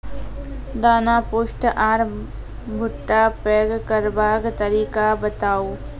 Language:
Maithili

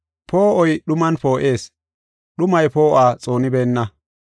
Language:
Gofa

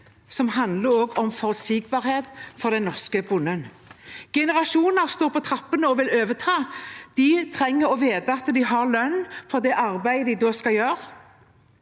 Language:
Norwegian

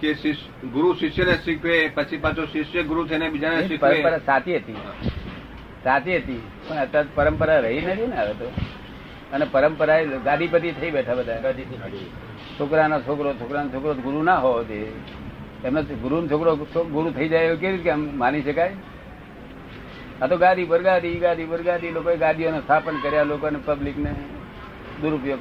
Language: Gujarati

